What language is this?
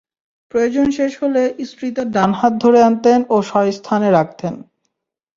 Bangla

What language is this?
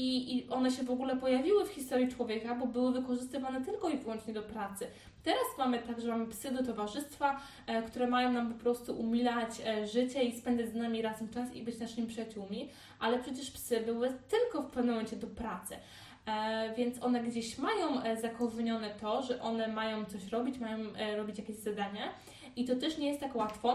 Polish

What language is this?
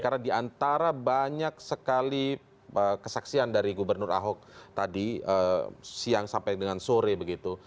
Indonesian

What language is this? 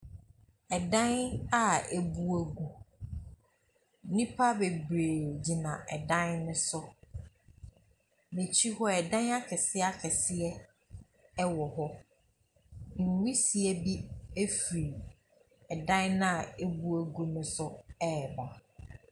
Akan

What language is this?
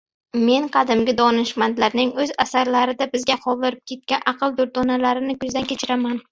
Uzbek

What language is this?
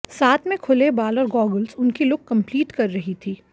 Hindi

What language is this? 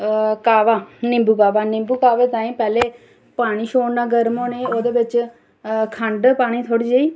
Dogri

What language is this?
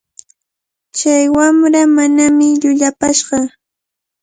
Cajatambo North Lima Quechua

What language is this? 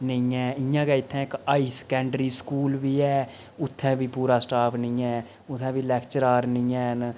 Dogri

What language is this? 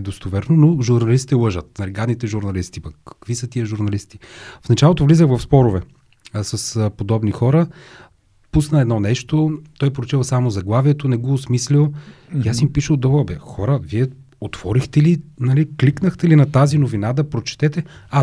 Bulgarian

